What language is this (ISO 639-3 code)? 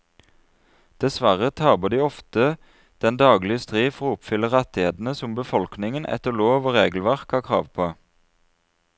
nor